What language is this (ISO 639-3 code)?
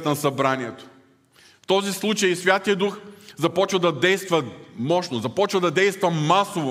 bul